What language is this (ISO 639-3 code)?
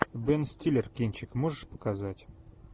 rus